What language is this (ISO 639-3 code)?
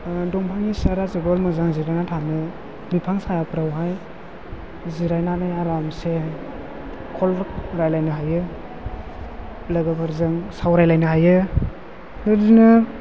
brx